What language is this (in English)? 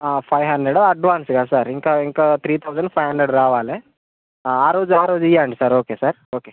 Telugu